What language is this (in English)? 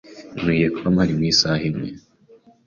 Kinyarwanda